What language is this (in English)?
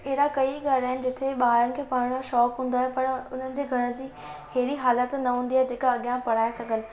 Sindhi